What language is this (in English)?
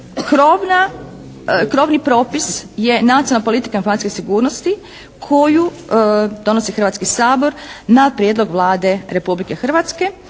Croatian